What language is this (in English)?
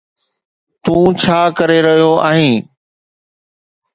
Sindhi